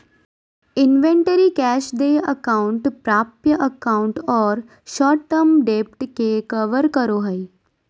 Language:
Magahi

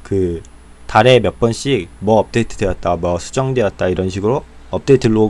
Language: Korean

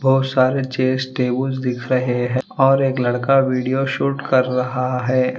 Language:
Hindi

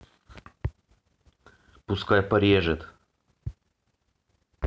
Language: Russian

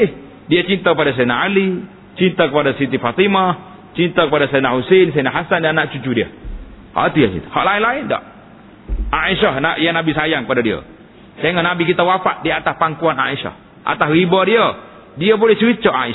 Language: Malay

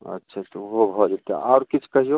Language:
Maithili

